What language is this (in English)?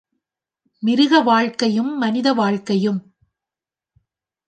Tamil